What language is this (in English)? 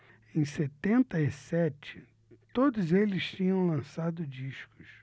Portuguese